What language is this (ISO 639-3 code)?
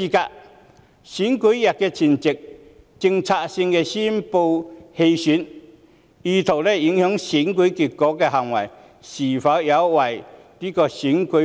yue